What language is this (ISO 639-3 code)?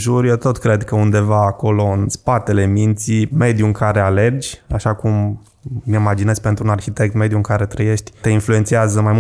ron